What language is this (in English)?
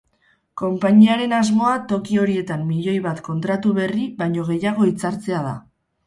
Basque